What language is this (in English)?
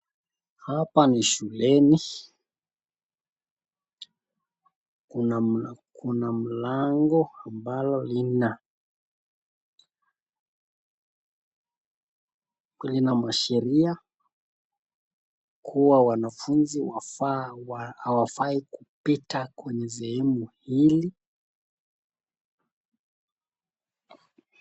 Swahili